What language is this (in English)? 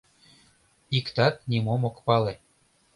Mari